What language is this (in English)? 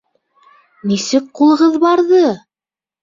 Bashkir